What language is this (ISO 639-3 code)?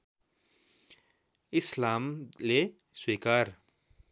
nep